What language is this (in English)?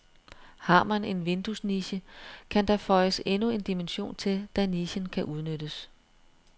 Danish